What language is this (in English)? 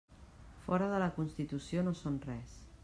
Catalan